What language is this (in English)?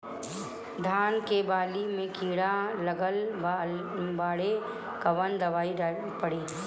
Bhojpuri